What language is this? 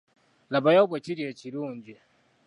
Ganda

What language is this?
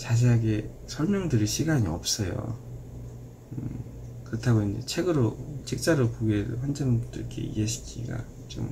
Korean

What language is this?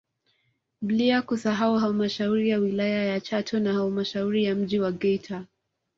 Swahili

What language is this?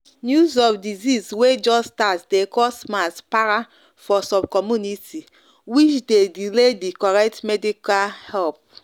Nigerian Pidgin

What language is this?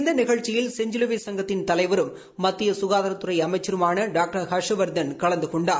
Tamil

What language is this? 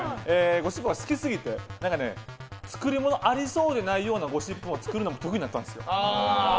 Japanese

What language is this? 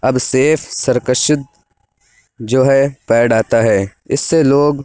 Urdu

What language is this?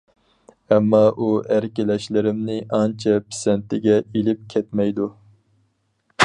Uyghur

